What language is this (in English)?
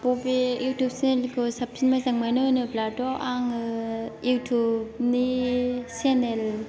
Bodo